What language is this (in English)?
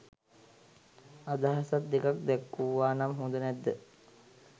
Sinhala